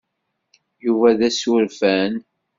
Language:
Kabyle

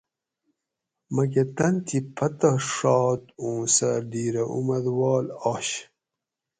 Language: Gawri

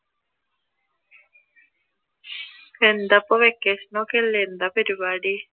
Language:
Malayalam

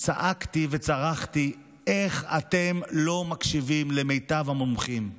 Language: Hebrew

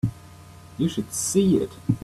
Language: English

